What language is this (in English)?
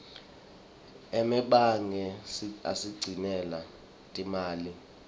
Swati